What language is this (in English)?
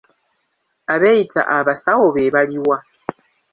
Ganda